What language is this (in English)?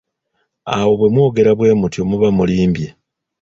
Ganda